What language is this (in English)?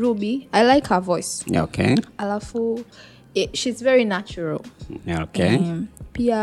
Swahili